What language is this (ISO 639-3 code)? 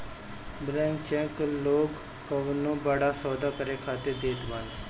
bho